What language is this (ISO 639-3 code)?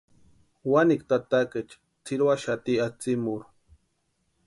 pua